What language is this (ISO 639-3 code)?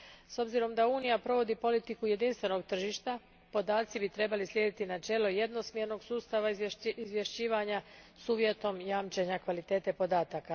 hrv